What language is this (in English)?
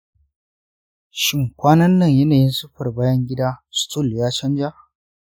Hausa